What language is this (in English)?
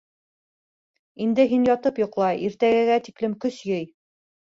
Bashkir